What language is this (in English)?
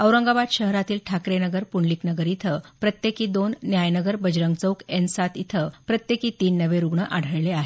Marathi